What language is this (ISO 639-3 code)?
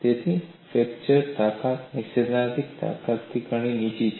guj